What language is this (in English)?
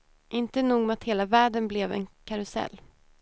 Swedish